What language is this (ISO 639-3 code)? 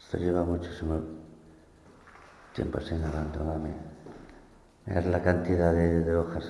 spa